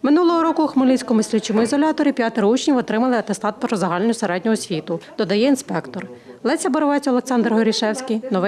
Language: Ukrainian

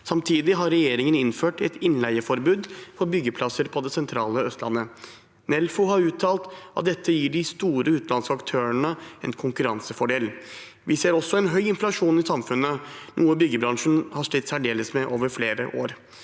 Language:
Norwegian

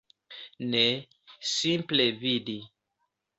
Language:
Esperanto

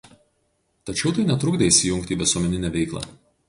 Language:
Lithuanian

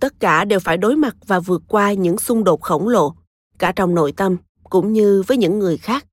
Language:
Vietnamese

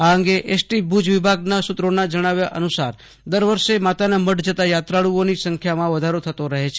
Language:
Gujarati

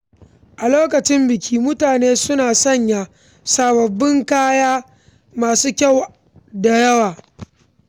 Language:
Hausa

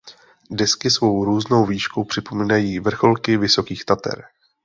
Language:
Czech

